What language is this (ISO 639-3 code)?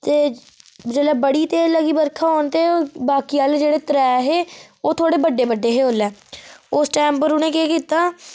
doi